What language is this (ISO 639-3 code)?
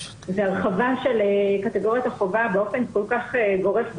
heb